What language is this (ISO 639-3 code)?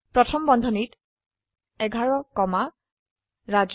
asm